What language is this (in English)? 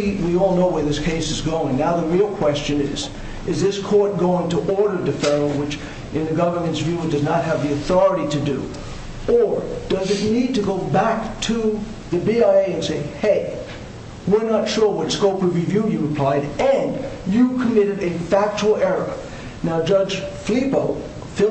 English